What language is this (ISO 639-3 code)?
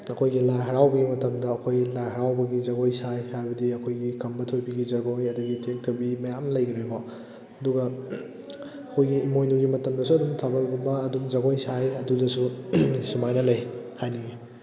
mni